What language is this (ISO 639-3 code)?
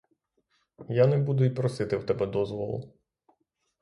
ukr